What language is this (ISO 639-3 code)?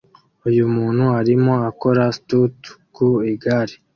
kin